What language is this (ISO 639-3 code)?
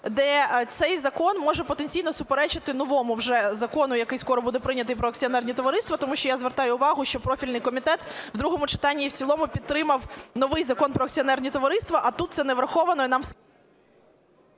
ukr